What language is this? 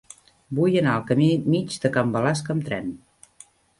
Catalan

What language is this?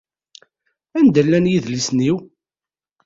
Kabyle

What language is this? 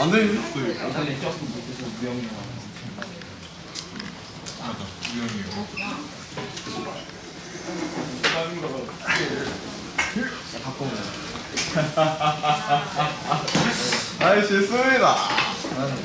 Korean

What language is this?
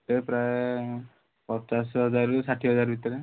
Odia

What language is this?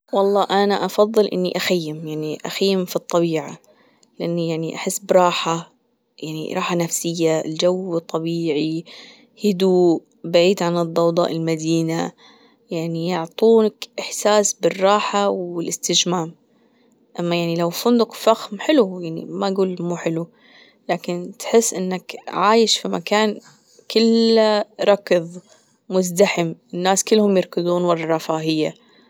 Gulf Arabic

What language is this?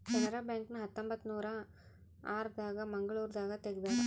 Kannada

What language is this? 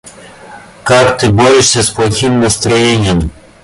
Russian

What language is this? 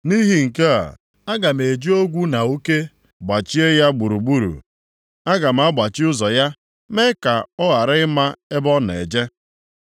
Igbo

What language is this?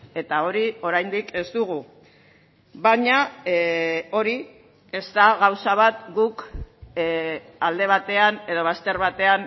Basque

